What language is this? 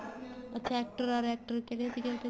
Punjabi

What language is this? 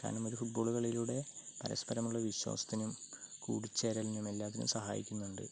Malayalam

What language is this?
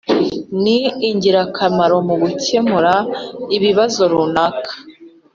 Kinyarwanda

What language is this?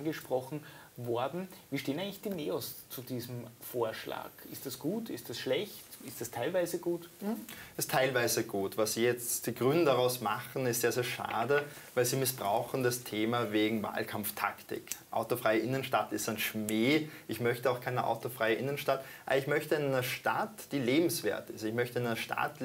German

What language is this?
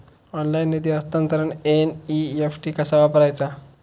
Marathi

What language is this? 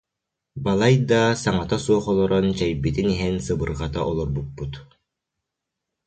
Yakut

